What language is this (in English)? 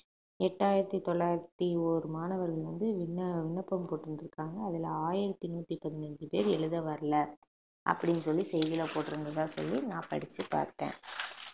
Tamil